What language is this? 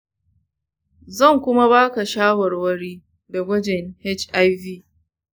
Hausa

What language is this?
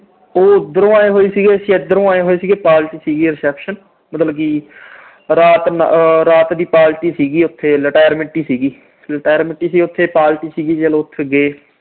Punjabi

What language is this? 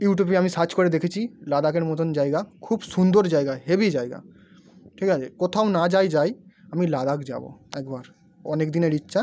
Bangla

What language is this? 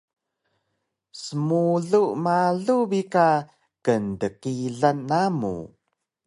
Taroko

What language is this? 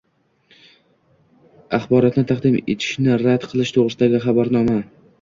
Uzbek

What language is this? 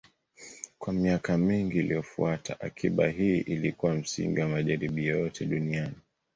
Swahili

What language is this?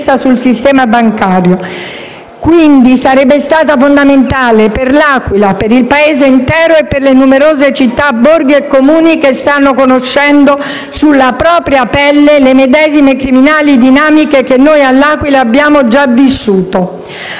Italian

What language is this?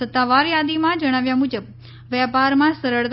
Gujarati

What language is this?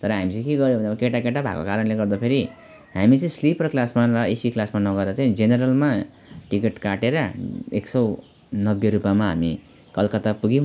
Nepali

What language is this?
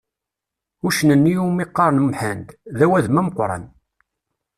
Kabyle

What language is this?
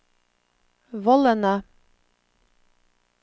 Norwegian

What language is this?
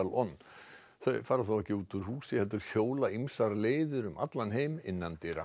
Icelandic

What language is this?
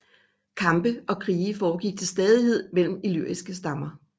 Danish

